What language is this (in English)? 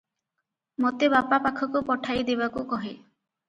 Odia